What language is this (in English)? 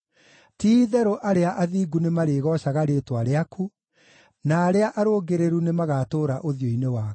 Kikuyu